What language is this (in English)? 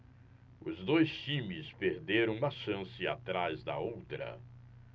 Portuguese